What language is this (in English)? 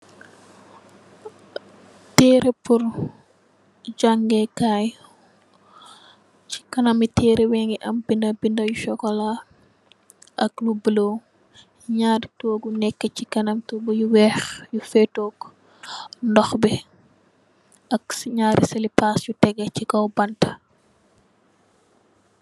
Wolof